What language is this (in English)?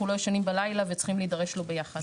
Hebrew